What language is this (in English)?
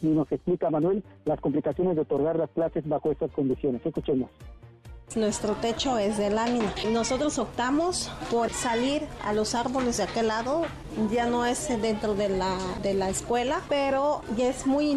Spanish